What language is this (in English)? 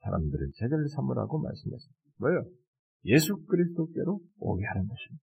Korean